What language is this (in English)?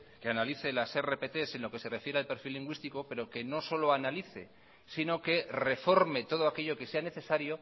Spanish